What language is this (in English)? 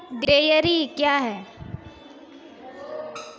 Maithili